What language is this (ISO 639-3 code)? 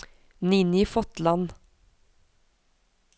nor